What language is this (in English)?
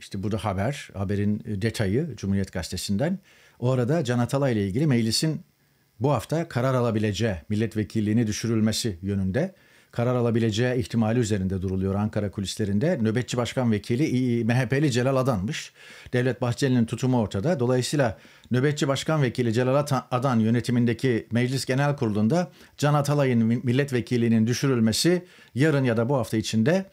Turkish